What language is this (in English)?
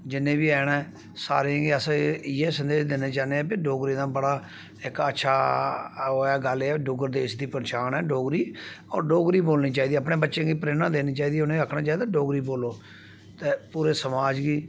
Dogri